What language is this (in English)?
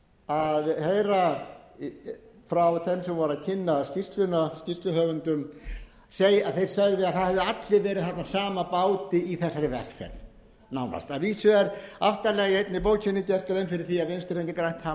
Icelandic